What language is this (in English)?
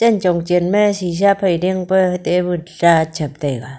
Wancho Naga